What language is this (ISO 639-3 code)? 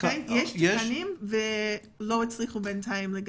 heb